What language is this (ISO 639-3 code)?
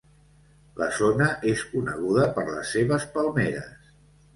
cat